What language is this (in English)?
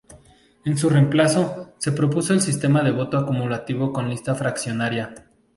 Spanish